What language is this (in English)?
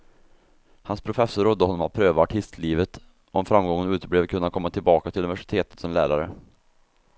Swedish